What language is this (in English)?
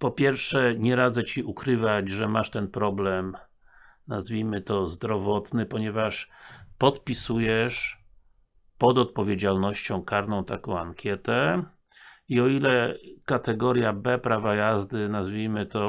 Polish